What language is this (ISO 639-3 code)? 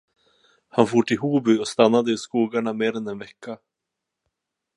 swe